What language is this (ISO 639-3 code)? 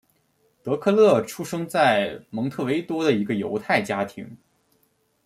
zho